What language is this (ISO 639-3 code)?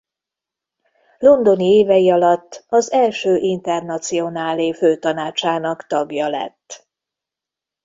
hun